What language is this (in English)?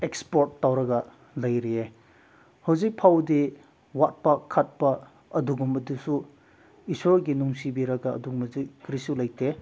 Manipuri